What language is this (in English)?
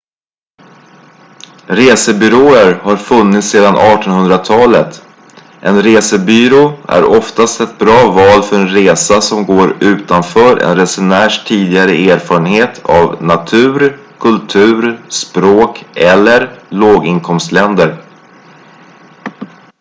Swedish